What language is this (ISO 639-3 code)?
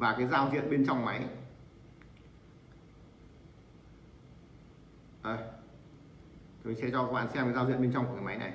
vie